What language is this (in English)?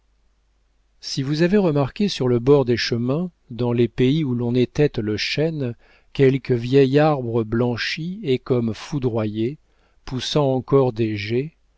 French